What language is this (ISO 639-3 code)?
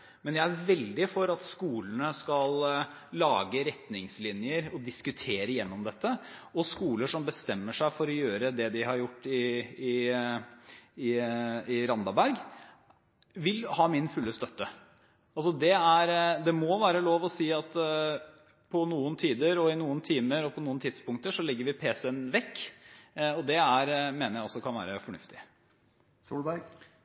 nob